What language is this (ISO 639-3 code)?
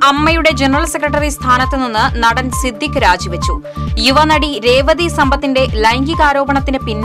mal